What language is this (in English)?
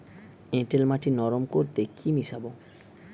Bangla